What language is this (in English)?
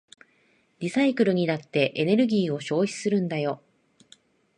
Japanese